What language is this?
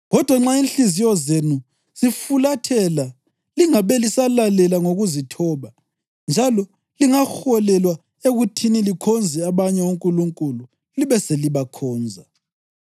North Ndebele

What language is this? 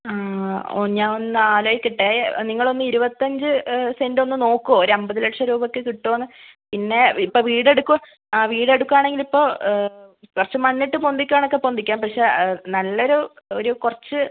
Malayalam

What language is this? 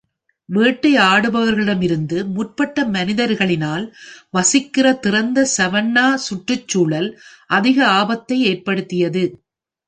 Tamil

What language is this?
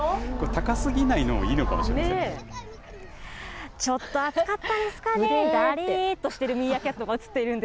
Japanese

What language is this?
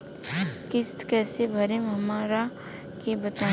Bhojpuri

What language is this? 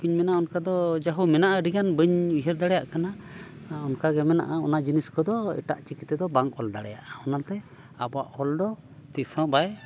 Santali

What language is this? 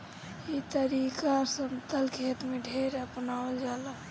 Bhojpuri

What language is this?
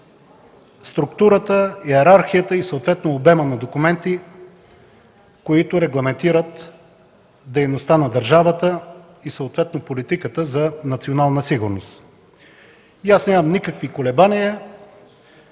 Bulgarian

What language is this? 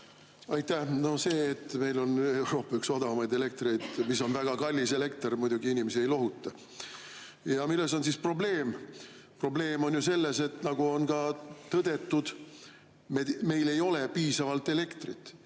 Estonian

